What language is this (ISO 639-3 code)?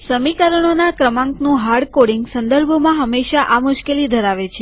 guj